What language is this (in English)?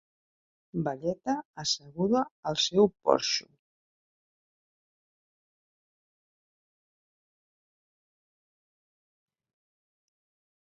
Catalan